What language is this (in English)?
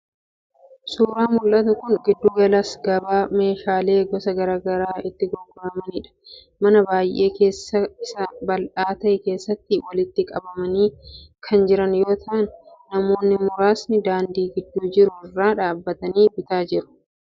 Oromo